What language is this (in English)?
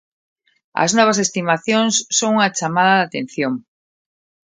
Galician